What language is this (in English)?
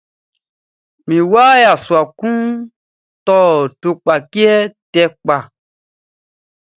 Baoulé